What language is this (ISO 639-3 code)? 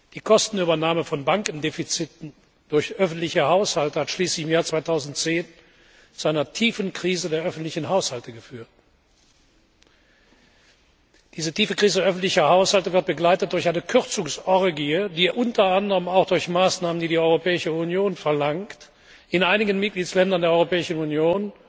deu